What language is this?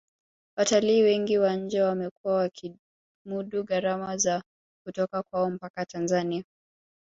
Swahili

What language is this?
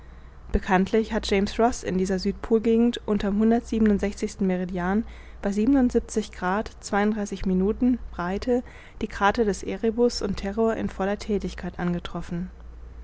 German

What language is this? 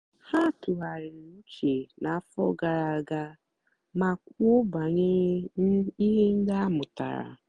Igbo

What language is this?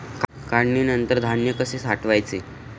Marathi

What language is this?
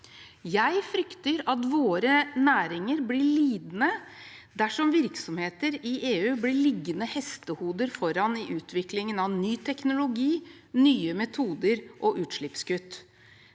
Norwegian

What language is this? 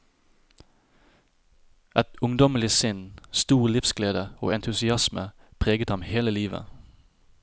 Norwegian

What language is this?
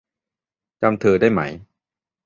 Thai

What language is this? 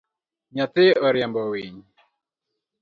Luo (Kenya and Tanzania)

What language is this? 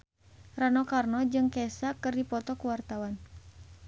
Sundanese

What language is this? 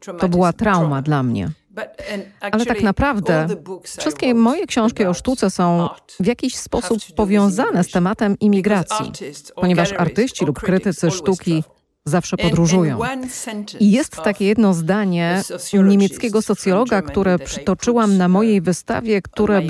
Polish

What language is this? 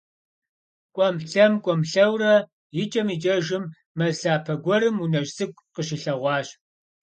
Kabardian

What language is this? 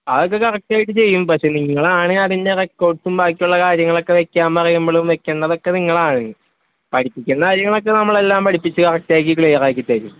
Malayalam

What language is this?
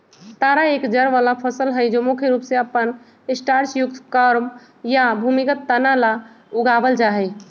Magahi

